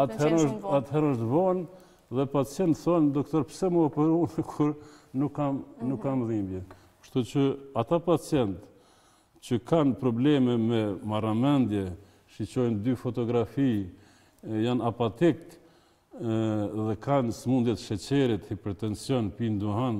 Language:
Romanian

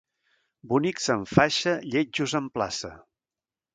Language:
Catalan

